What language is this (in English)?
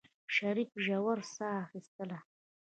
Pashto